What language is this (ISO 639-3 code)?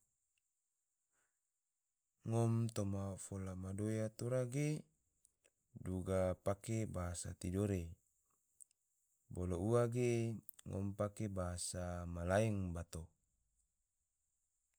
tvo